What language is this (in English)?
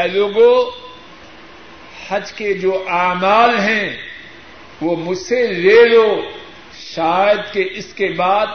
Urdu